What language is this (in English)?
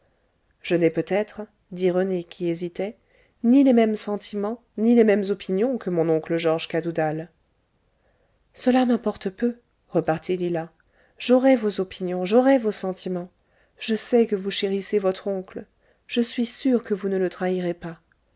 French